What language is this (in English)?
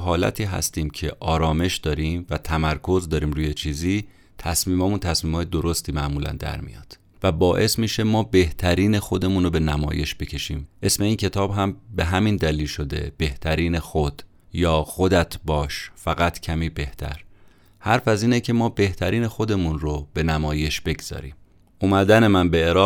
Persian